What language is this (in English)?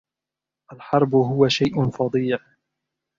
Arabic